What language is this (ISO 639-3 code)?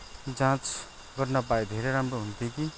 nep